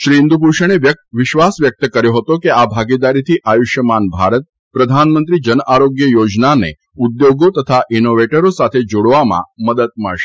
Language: Gujarati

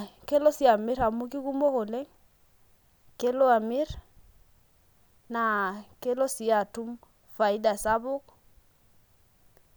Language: Masai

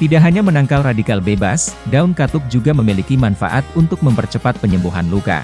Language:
Indonesian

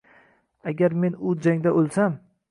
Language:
Uzbek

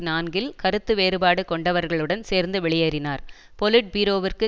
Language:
Tamil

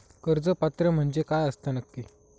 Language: Marathi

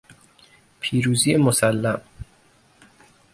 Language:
Persian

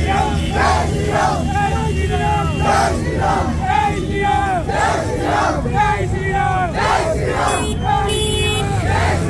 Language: Arabic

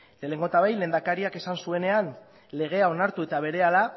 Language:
Basque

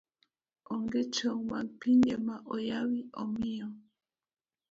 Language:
Luo (Kenya and Tanzania)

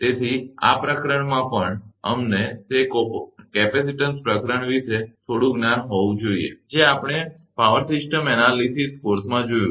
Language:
Gujarati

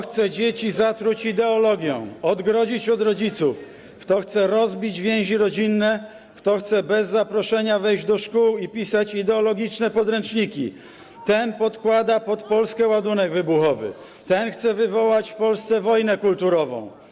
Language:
Polish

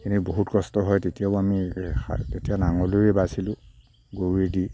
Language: Assamese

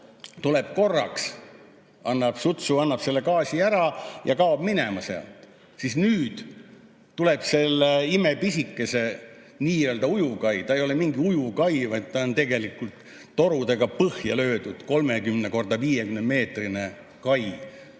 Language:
Estonian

